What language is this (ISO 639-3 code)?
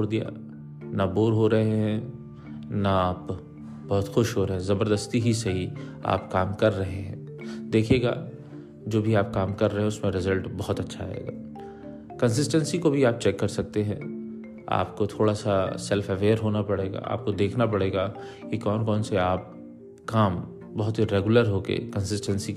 hin